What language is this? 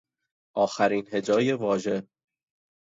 Persian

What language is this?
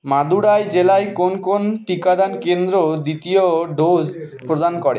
Bangla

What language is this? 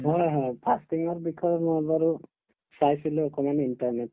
Assamese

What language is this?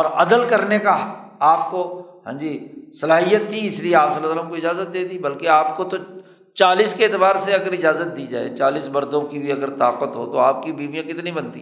Urdu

